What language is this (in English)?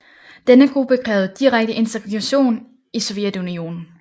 Danish